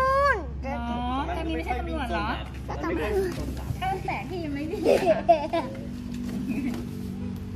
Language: Thai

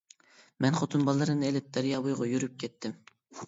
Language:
Uyghur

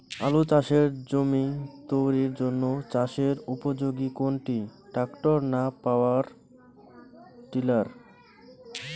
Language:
Bangla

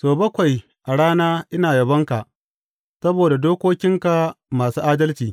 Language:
Hausa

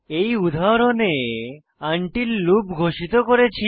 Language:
Bangla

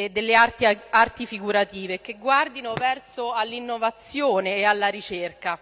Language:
Italian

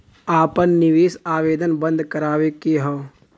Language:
Bhojpuri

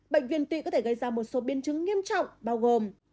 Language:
Vietnamese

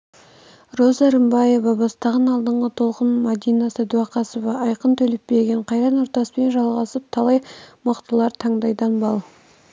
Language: Kazakh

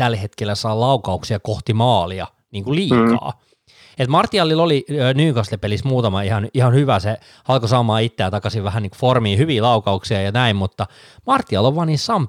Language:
Finnish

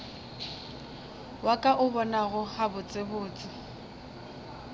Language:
Northern Sotho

